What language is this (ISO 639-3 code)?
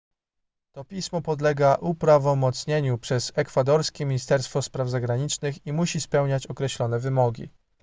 pol